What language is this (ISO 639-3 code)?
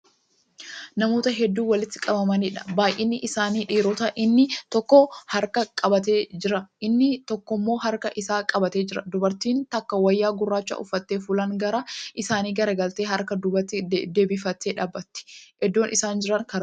orm